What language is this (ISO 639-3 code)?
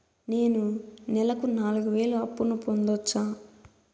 tel